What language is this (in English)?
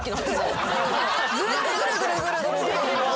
Japanese